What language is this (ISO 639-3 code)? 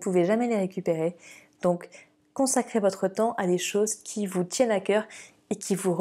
fra